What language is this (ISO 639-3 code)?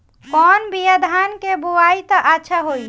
bho